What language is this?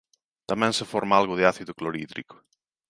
Galician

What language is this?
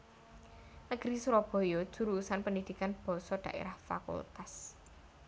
Javanese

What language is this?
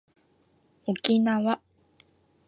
Japanese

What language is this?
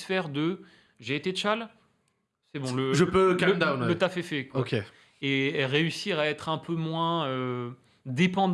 French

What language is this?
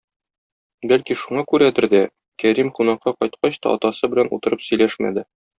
Tatar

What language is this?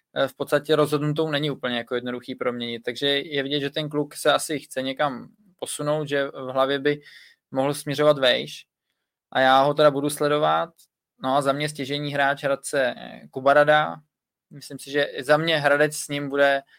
Czech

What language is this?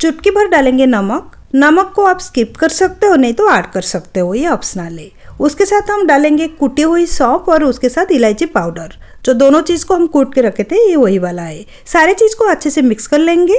Hindi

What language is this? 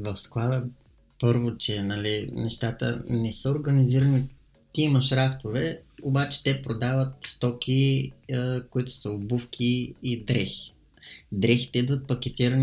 Bulgarian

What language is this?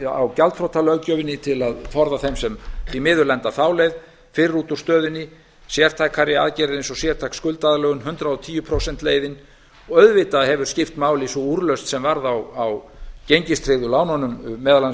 Icelandic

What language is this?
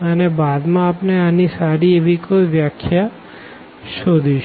Gujarati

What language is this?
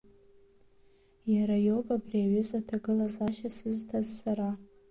Abkhazian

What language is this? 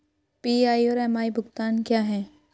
Hindi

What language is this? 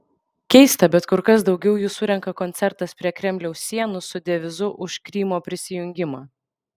Lithuanian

